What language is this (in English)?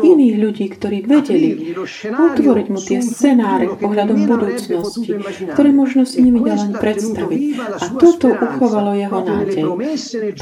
Slovak